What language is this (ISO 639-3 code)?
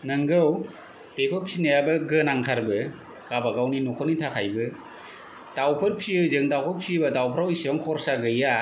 brx